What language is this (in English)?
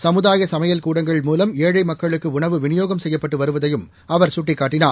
Tamil